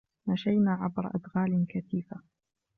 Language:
Arabic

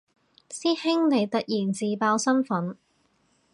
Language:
Cantonese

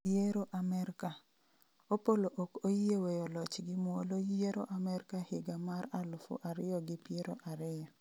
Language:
Luo (Kenya and Tanzania)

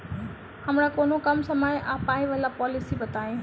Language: Maithili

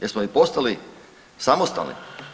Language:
Croatian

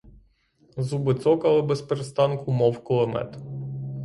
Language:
Ukrainian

